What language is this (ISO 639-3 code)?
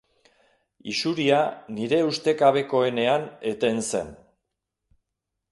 eus